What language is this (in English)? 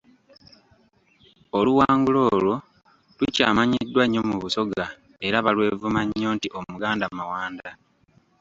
Ganda